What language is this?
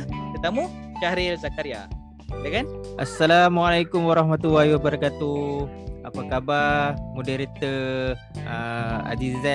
Malay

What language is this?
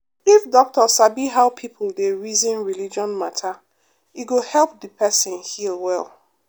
Nigerian Pidgin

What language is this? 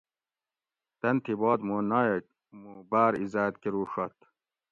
Gawri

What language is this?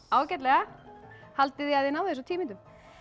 Icelandic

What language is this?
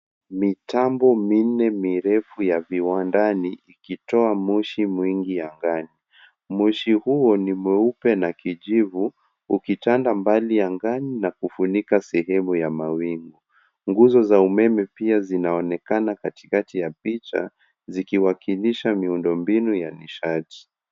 Swahili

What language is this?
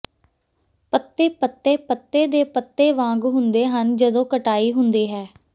Punjabi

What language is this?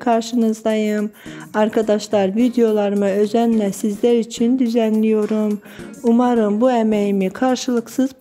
Turkish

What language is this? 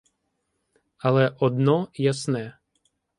Ukrainian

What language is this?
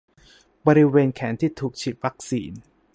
Thai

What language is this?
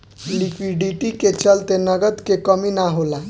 Bhojpuri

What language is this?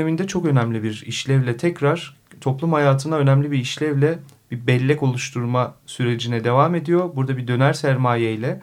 Turkish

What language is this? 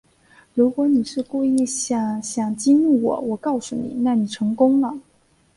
Chinese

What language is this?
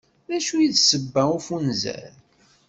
Kabyle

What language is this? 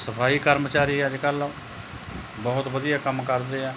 Punjabi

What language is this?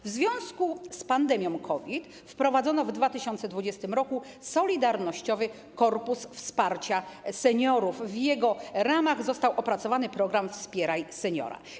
Polish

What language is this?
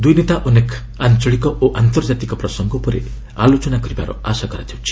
Odia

